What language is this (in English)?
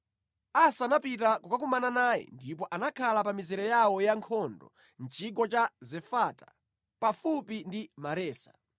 Nyanja